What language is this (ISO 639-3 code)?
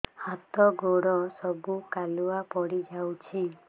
ori